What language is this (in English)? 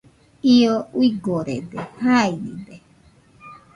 Nüpode Huitoto